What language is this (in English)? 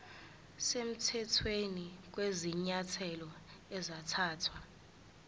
Zulu